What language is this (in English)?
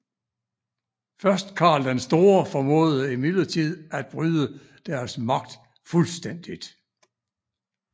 Danish